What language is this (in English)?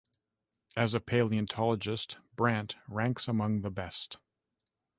English